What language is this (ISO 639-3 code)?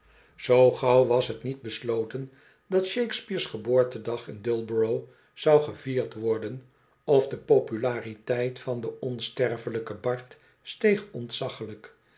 nld